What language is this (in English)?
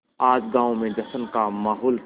Hindi